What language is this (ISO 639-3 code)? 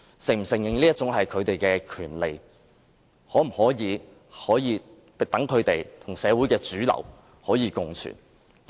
yue